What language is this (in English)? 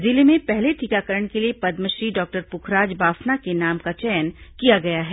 Hindi